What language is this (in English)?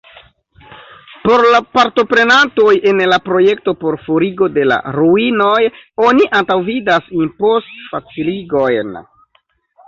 Esperanto